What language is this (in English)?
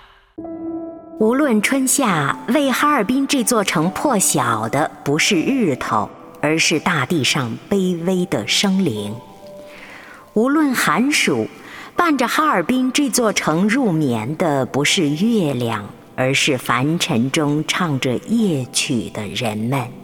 Chinese